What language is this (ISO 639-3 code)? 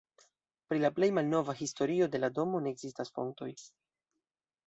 epo